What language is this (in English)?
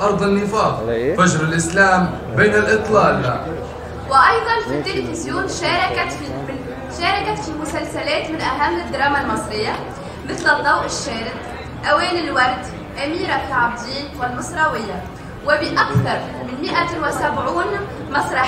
Arabic